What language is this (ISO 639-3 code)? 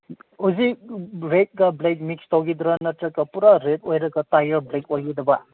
mni